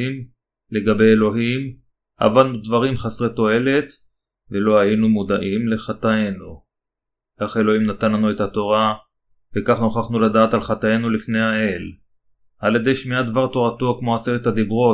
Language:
Hebrew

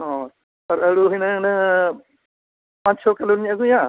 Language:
Santali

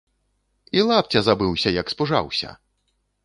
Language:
Belarusian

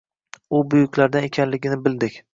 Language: Uzbek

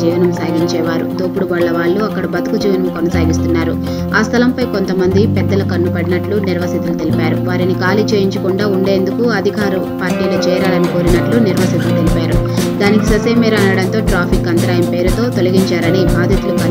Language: Romanian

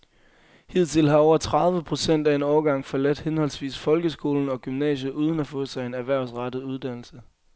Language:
Danish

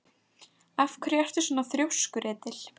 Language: Icelandic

